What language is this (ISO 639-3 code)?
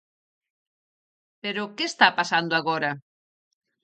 glg